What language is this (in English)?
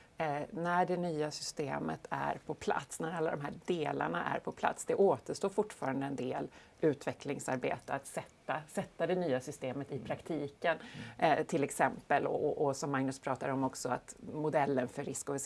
Swedish